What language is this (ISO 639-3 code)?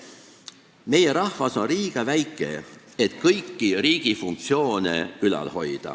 est